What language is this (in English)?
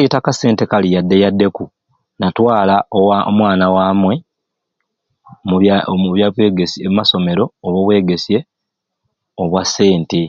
Ruuli